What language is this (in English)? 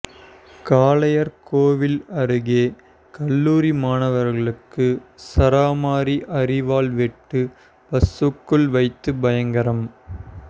Tamil